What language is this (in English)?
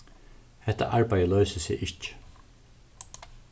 Faroese